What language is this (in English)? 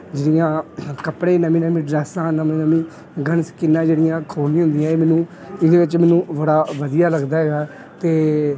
Punjabi